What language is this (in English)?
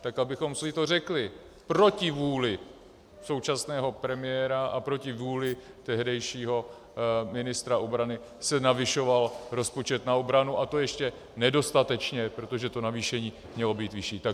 Czech